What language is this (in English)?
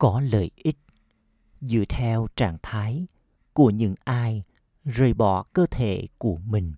Vietnamese